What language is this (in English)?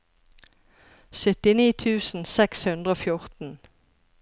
Norwegian